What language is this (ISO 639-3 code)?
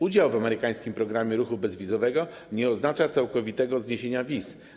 pol